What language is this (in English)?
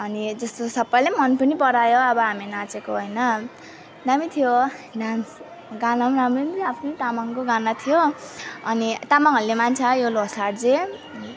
Nepali